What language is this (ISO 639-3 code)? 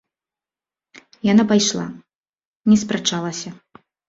bel